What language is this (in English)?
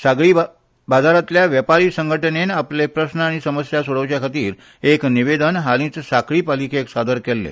Konkani